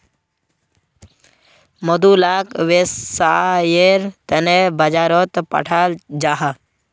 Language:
Magahi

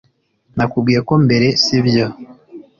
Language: Kinyarwanda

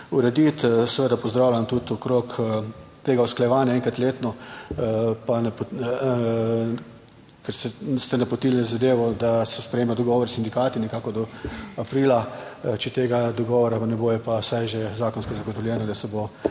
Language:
Slovenian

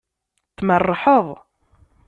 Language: Kabyle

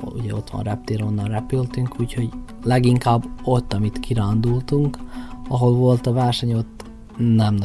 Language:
Hungarian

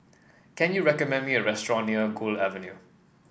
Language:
English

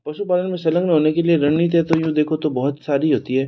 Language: Hindi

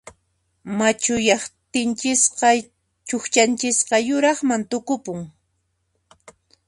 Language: Puno Quechua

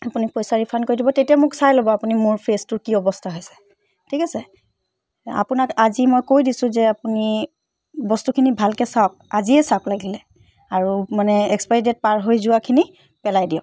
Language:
Assamese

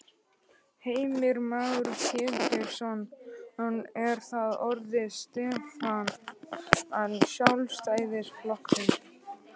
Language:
Icelandic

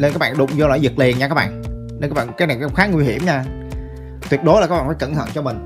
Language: Vietnamese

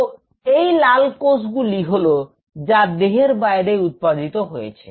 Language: Bangla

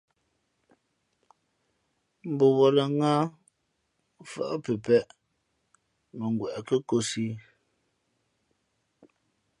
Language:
Fe'fe'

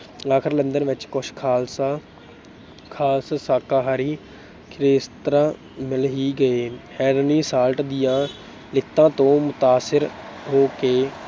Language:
Punjabi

